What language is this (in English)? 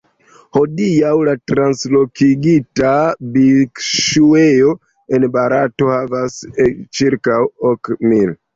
Esperanto